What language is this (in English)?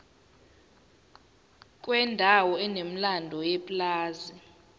Zulu